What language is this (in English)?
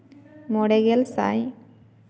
Santali